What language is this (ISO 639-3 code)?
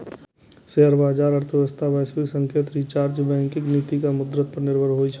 mai